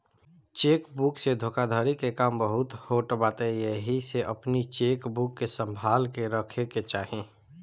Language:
Bhojpuri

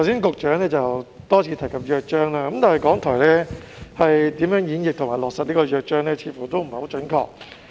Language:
Cantonese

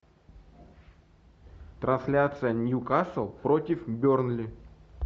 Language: Russian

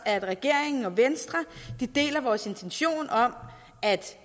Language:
Danish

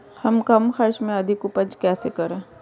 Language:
Hindi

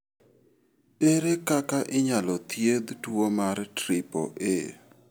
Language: Luo (Kenya and Tanzania)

